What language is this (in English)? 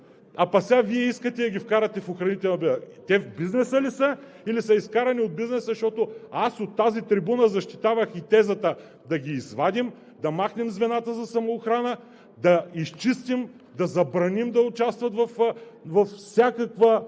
Bulgarian